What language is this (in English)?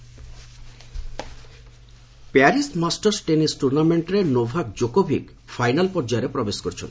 Odia